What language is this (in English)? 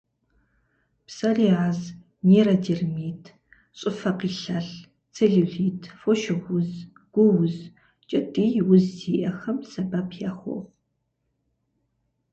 Kabardian